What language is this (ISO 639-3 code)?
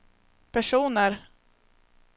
swe